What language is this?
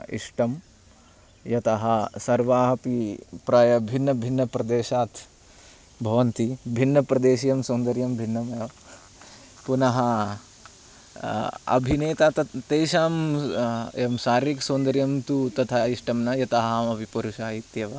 Sanskrit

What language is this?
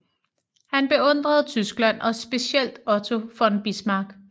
Danish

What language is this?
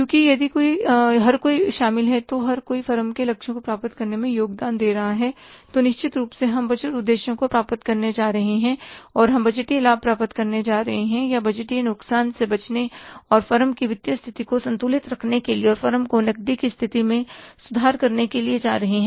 Hindi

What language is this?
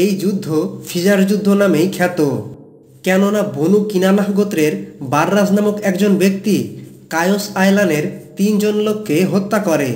Bangla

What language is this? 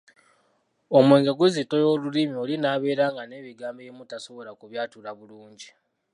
Ganda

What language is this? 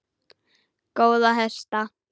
Icelandic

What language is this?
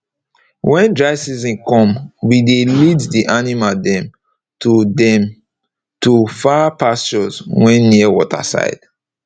Nigerian Pidgin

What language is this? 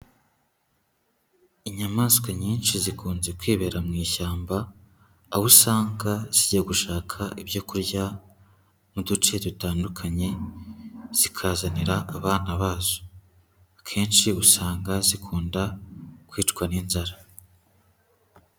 Kinyarwanda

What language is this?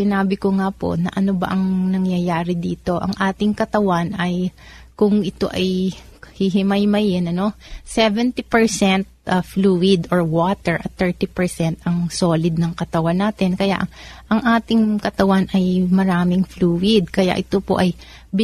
Filipino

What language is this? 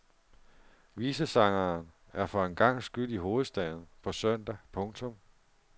Danish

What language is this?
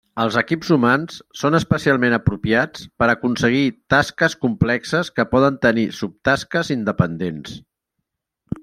Catalan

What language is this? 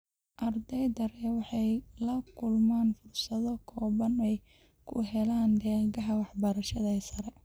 Somali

